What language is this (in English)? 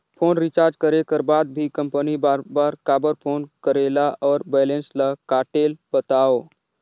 Chhattisgarhi